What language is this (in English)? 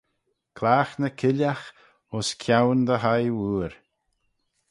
Manx